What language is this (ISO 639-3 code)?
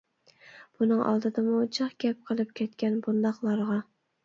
uig